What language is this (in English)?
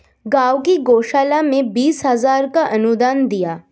Hindi